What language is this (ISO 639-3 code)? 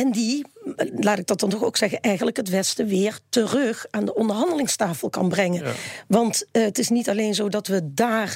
nld